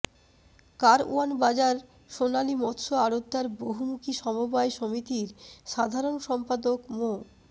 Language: Bangla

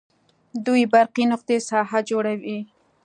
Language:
Pashto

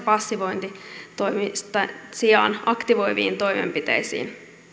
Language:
Finnish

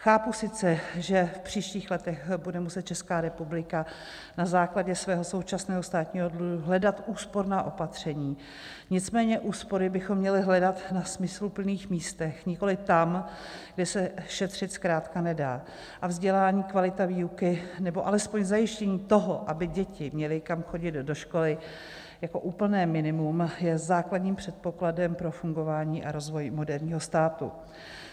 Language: Czech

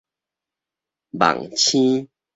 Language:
Min Nan Chinese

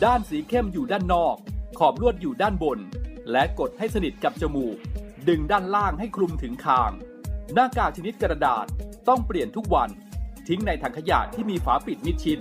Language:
Thai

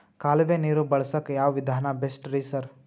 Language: Kannada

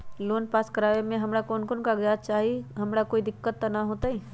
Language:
Magahi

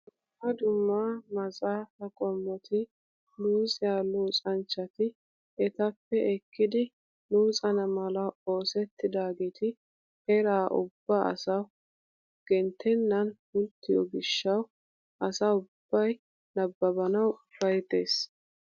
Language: Wolaytta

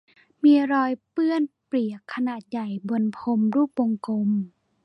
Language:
Thai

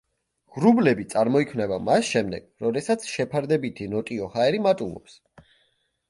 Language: Georgian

